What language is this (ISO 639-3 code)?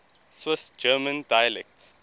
eng